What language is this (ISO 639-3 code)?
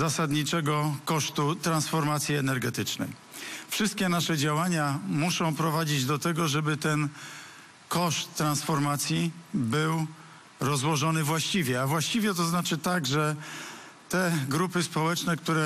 pol